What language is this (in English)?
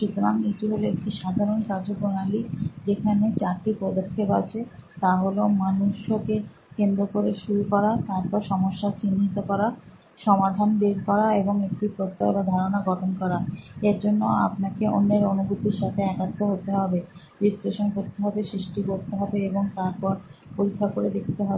Bangla